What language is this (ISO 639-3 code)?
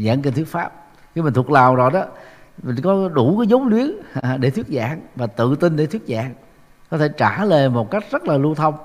vie